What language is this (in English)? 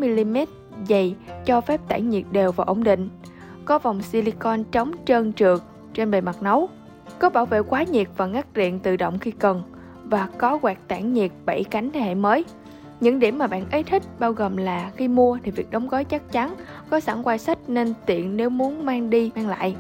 Vietnamese